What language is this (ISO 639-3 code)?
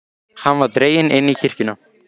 isl